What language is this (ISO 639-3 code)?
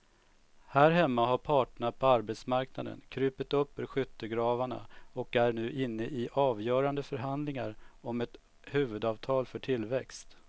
swe